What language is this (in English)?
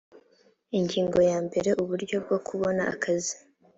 Kinyarwanda